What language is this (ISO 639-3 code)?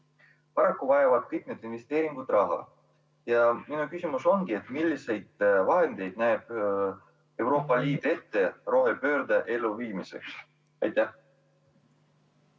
est